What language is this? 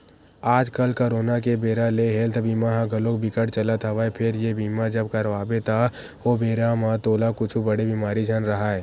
Chhattisgarhi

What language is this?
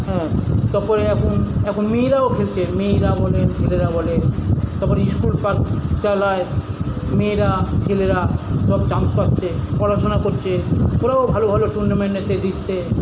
Bangla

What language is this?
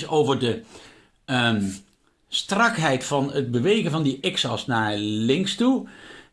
Dutch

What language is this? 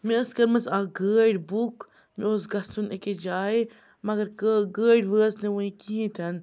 Kashmiri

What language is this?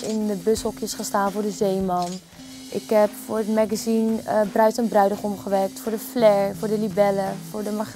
Dutch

